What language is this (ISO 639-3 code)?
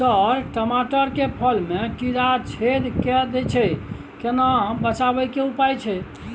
mai